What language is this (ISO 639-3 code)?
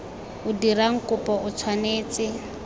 tsn